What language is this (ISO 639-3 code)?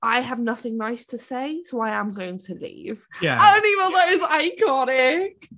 cym